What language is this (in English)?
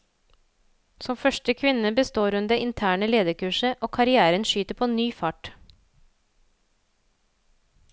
Norwegian